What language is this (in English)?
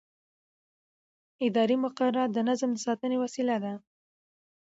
Pashto